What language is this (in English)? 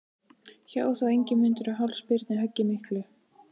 Icelandic